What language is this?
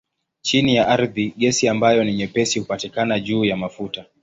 Swahili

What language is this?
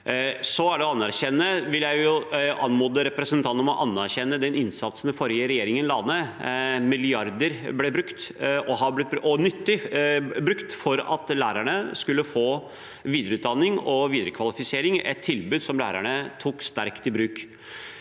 Norwegian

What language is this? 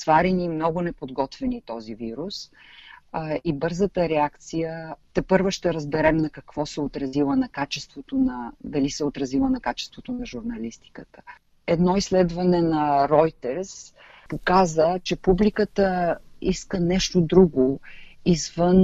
Bulgarian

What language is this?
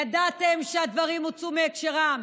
Hebrew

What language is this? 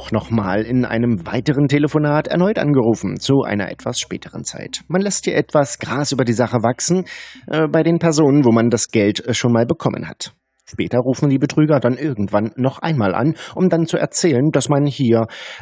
German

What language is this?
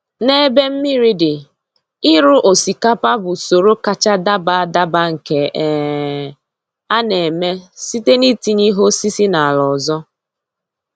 Igbo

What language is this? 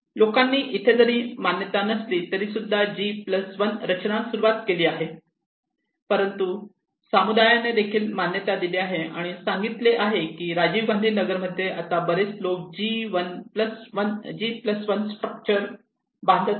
Marathi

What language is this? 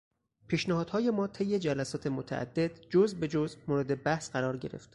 Persian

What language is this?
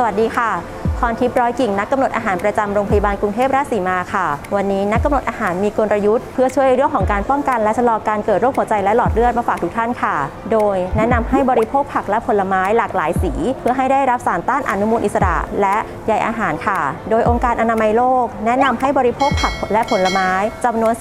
Thai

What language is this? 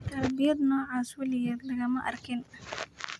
Somali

